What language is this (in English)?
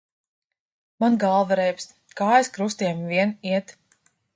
Latvian